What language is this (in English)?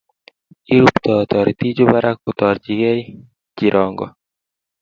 Kalenjin